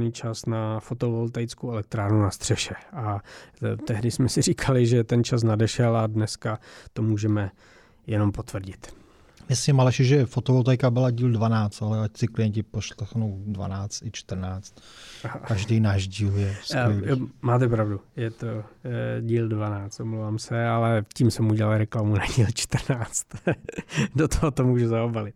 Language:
Czech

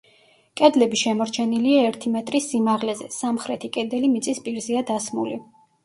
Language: Georgian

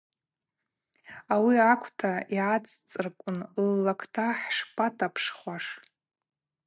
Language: Abaza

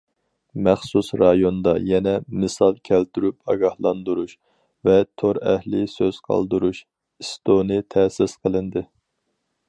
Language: Uyghur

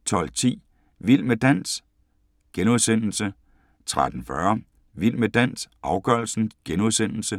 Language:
Danish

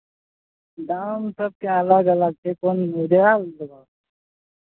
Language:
Maithili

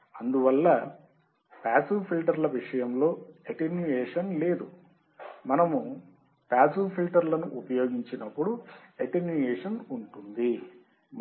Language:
Telugu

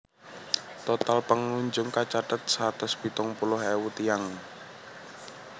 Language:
Javanese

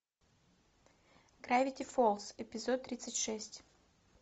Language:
Russian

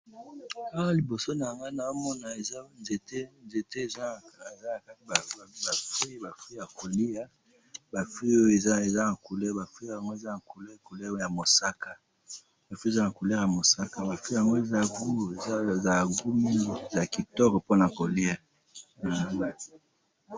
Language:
Lingala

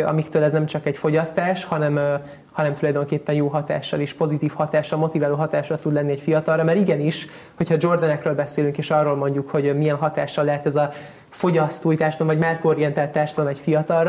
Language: Hungarian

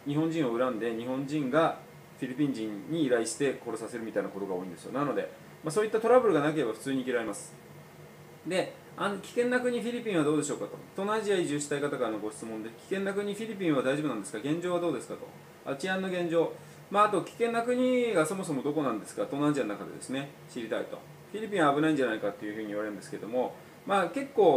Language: Japanese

